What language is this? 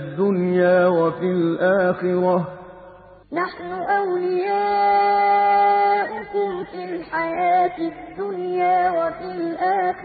Arabic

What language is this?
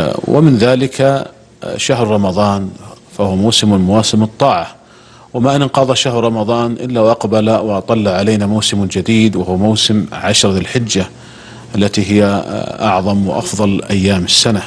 Arabic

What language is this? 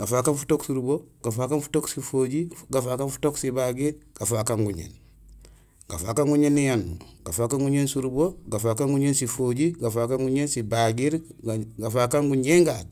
Gusilay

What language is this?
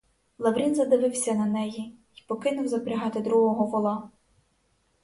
Ukrainian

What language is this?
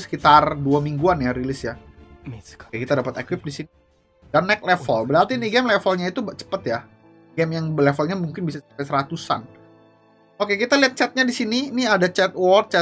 Indonesian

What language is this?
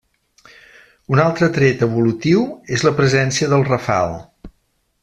Catalan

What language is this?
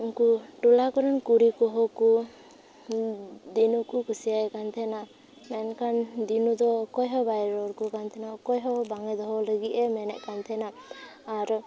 Santali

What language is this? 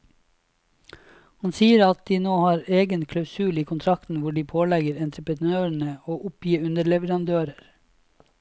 Norwegian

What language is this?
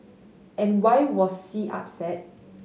English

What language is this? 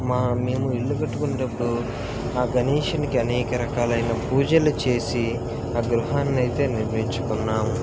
Telugu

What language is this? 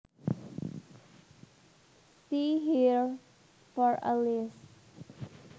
Javanese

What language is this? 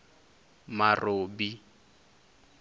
Venda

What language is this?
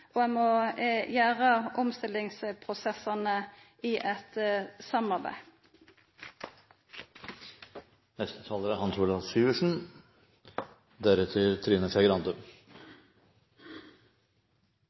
Norwegian Nynorsk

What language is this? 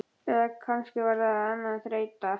Icelandic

